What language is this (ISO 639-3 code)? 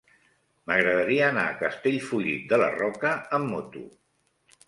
cat